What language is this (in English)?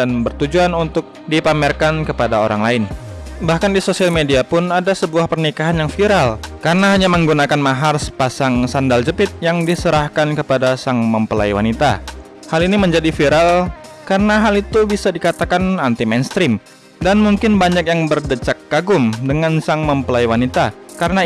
Indonesian